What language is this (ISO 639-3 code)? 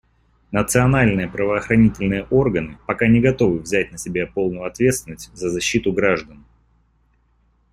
rus